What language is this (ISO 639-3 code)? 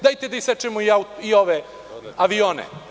srp